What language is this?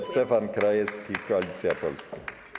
Polish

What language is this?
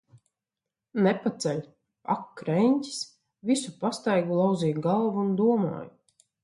Latvian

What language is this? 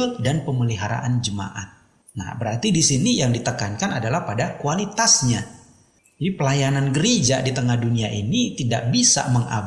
Indonesian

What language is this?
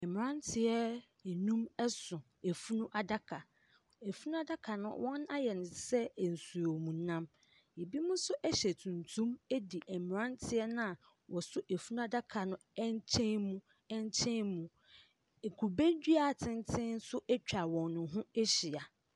Akan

